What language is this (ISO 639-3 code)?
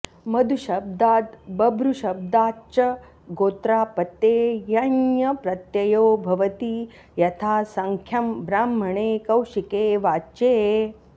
san